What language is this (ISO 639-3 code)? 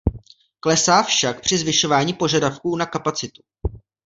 ces